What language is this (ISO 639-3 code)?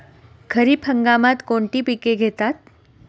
mar